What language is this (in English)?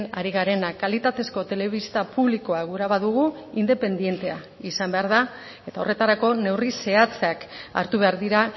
Basque